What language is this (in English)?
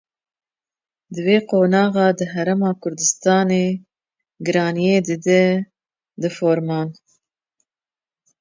Kurdish